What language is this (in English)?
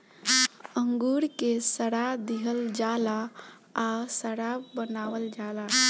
Bhojpuri